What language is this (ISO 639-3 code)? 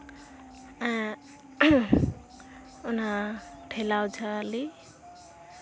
sat